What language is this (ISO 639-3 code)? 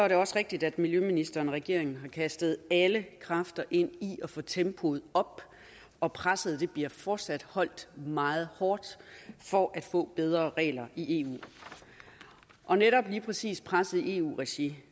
dan